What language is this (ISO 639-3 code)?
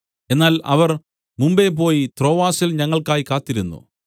mal